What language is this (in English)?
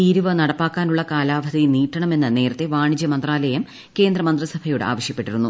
Malayalam